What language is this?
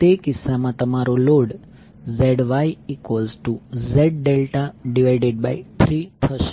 Gujarati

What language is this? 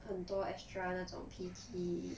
English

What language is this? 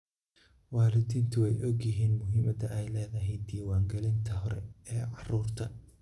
Somali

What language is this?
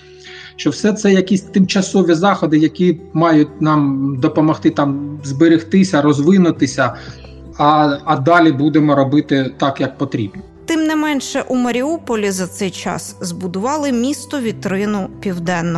Ukrainian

